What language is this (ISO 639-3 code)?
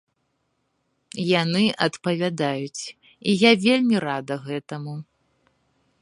bel